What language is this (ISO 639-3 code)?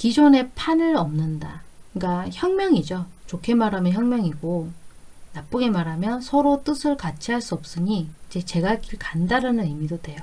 kor